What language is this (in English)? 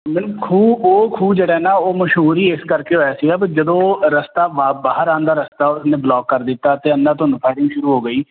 Punjabi